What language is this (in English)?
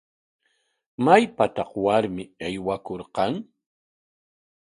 Corongo Ancash Quechua